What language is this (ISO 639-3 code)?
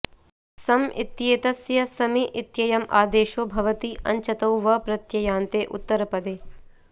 san